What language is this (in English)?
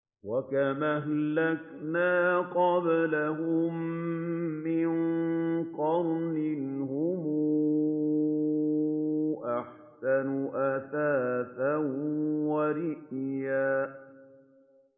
Arabic